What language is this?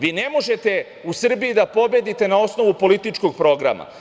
Serbian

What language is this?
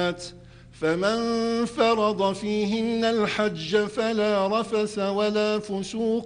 Arabic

